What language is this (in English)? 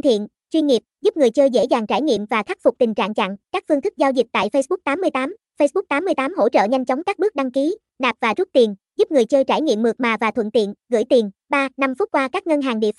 Vietnamese